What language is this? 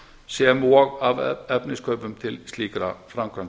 Icelandic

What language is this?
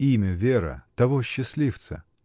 Russian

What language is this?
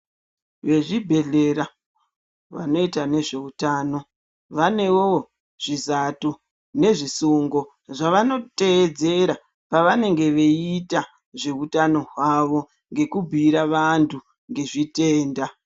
Ndau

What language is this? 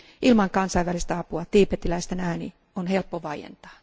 Finnish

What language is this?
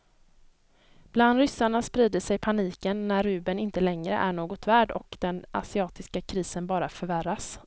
Swedish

